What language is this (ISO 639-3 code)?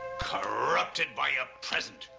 eng